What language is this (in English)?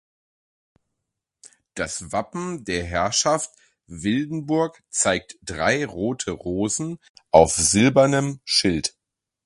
German